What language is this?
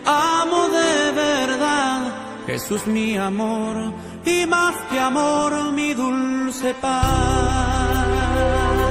Spanish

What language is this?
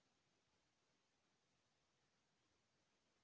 Chhattisgarhi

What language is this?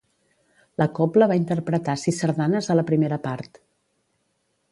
Catalan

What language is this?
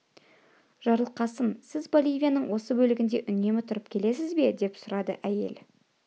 Kazakh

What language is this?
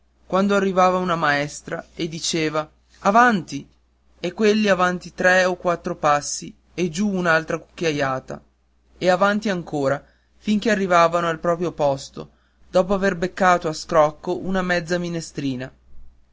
Italian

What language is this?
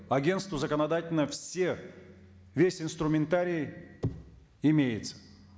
Kazakh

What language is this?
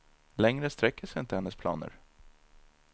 Swedish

